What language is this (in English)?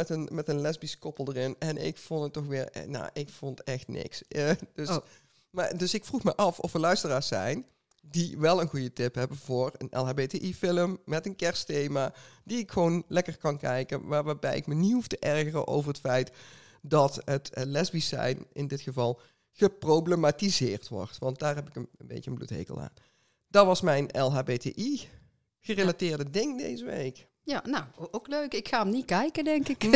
Dutch